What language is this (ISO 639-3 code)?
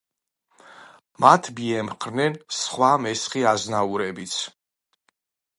kat